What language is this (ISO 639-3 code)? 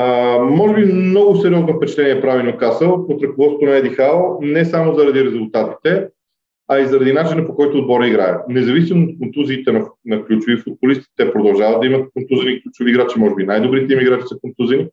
bul